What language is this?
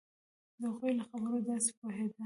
Pashto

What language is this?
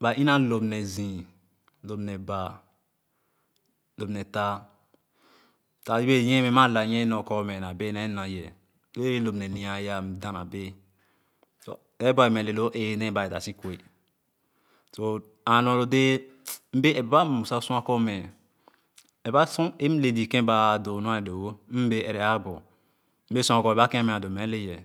Khana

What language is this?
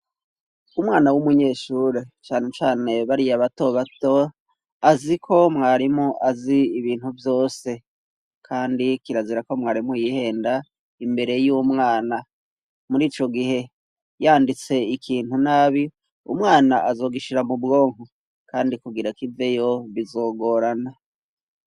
Rundi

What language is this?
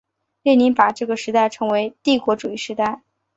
Chinese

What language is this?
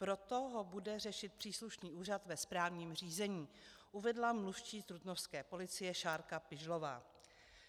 Czech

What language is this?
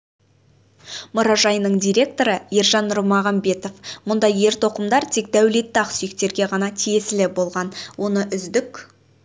Kazakh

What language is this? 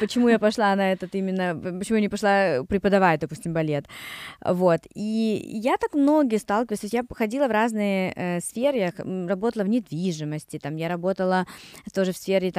Russian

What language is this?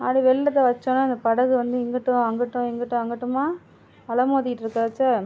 Tamil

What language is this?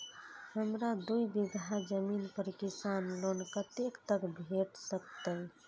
Maithili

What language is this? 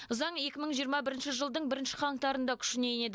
Kazakh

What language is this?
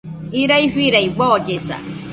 Nüpode Huitoto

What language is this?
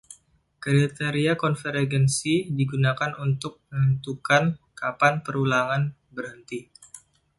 Indonesian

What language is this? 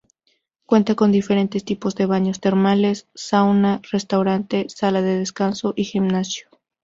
Spanish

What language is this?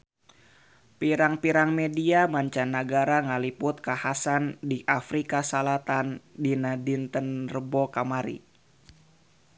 Sundanese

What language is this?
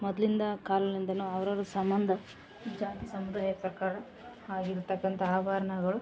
Kannada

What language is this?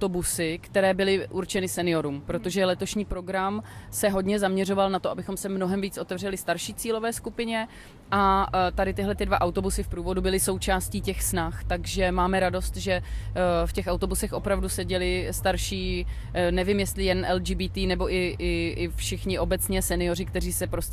Czech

